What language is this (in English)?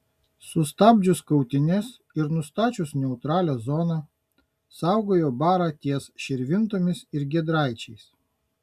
Lithuanian